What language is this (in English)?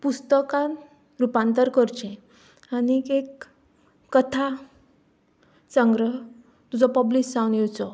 Konkani